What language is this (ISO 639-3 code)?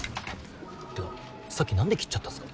jpn